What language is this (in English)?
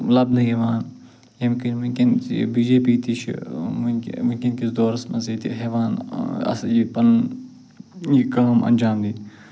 Kashmiri